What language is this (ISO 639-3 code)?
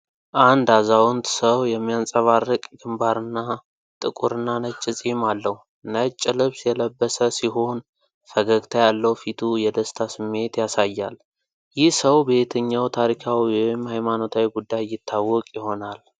amh